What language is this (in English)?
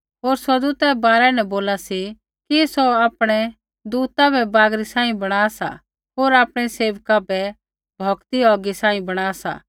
Kullu Pahari